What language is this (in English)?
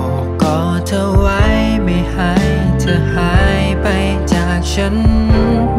Thai